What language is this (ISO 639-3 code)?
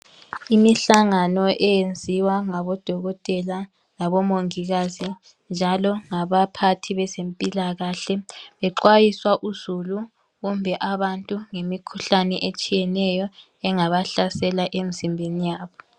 nde